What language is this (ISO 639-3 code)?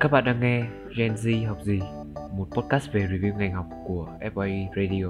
vie